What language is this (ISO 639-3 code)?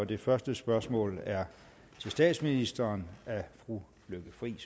dan